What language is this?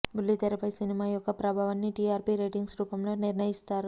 Telugu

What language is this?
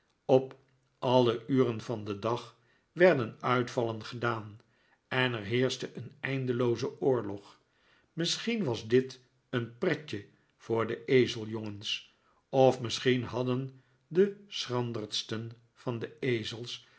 Dutch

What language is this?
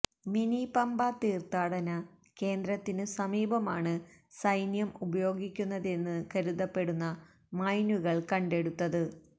Malayalam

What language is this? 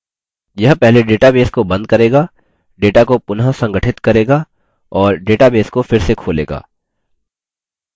Hindi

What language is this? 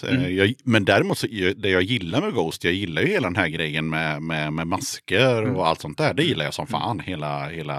Swedish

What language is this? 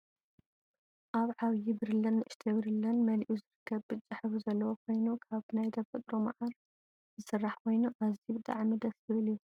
Tigrinya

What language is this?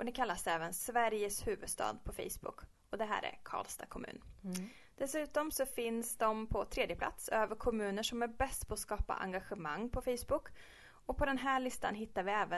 Swedish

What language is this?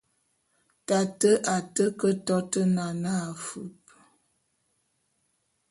Bulu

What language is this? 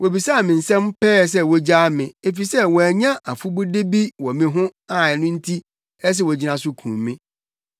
Akan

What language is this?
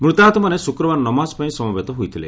Odia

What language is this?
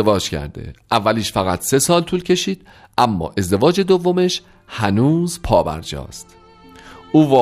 Persian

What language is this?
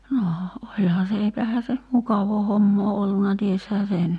Finnish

